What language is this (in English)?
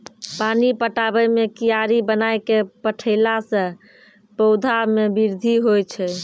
Maithili